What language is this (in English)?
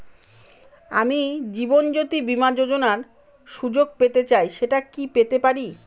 Bangla